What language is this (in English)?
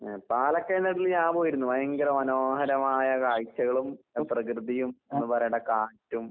Malayalam